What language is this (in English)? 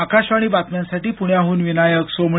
Marathi